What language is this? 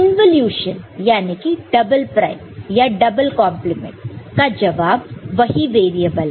Hindi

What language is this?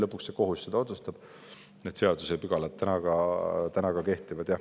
Estonian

